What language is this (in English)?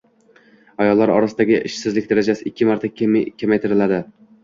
Uzbek